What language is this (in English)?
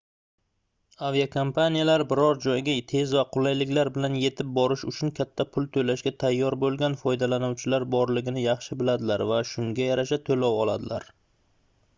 Uzbek